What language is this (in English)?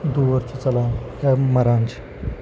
Kashmiri